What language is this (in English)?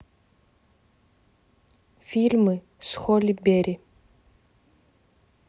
Russian